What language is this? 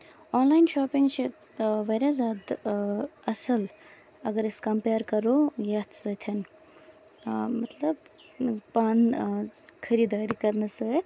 Kashmiri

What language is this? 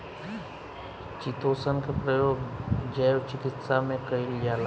Bhojpuri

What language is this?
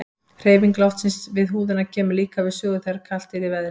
Icelandic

